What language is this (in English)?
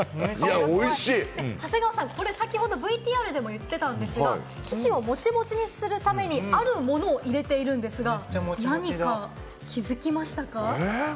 Japanese